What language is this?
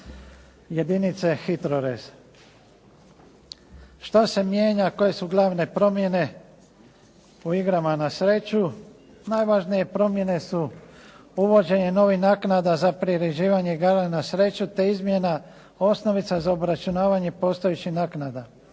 Croatian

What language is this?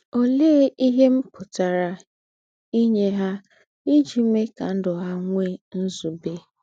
Igbo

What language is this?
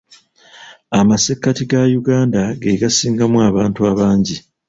Ganda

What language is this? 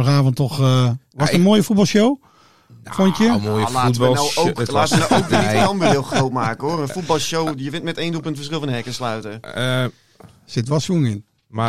Dutch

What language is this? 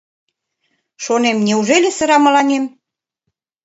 Mari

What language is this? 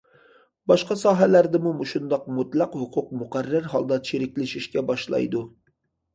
Uyghur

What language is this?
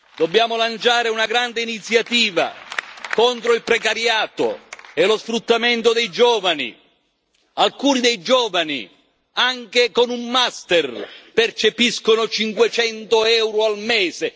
Italian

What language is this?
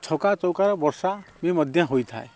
Odia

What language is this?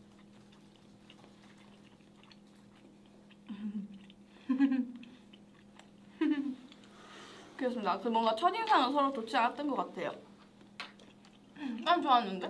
Korean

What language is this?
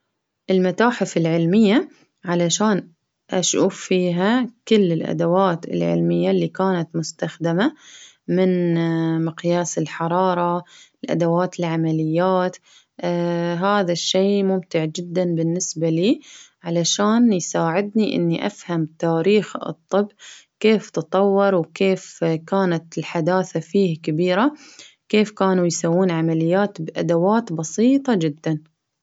Baharna Arabic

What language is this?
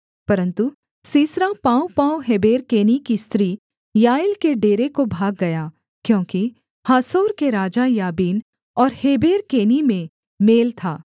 Hindi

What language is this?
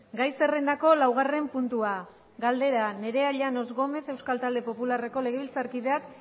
Basque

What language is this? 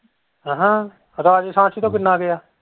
Punjabi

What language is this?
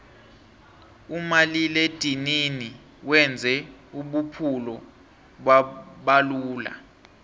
South Ndebele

